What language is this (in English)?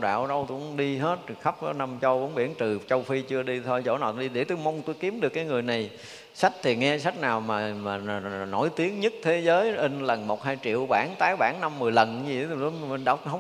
Vietnamese